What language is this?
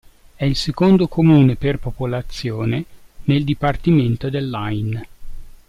Italian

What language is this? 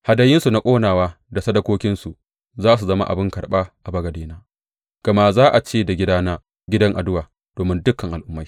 Hausa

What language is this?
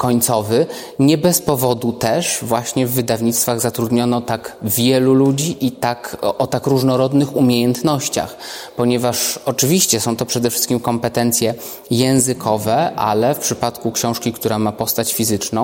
Polish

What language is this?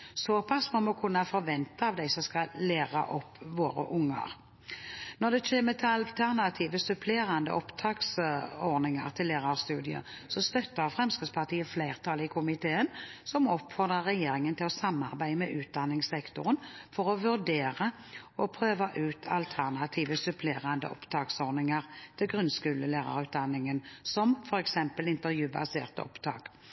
Norwegian Bokmål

